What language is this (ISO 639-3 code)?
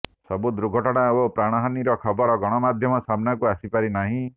ori